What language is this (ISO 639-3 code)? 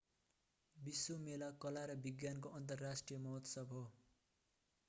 nep